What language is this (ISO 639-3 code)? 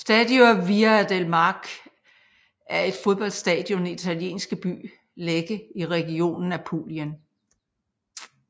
dan